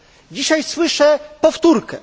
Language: Polish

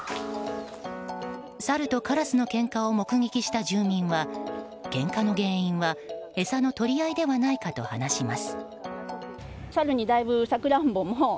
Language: Japanese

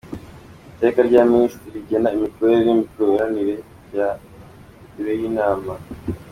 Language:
Kinyarwanda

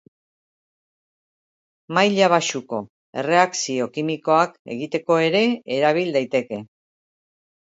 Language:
Basque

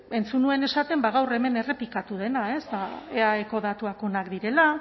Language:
Basque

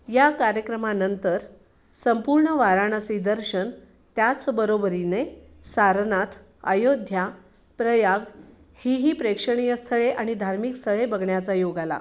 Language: Marathi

